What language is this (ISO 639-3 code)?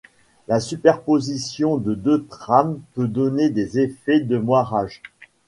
fra